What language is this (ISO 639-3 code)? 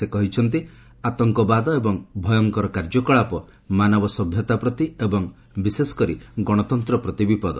ori